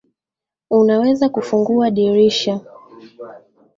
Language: Swahili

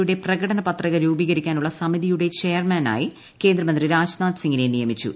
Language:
Malayalam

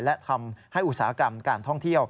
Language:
Thai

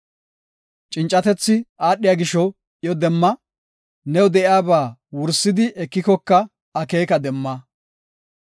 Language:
Gofa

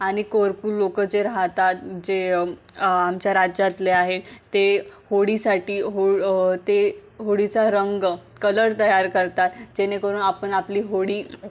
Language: Marathi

